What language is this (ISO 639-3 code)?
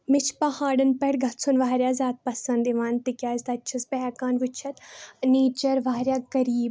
kas